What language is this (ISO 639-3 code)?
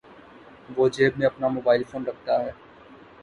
urd